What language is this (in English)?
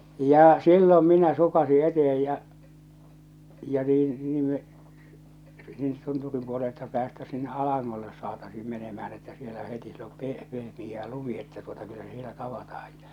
Finnish